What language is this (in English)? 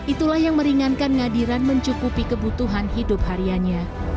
Indonesian